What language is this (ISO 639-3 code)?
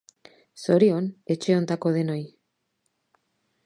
eus